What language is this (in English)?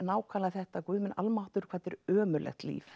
Icelandic